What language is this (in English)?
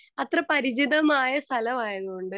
Malayalam